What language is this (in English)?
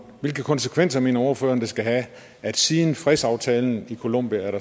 Danish